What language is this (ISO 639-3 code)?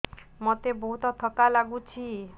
ori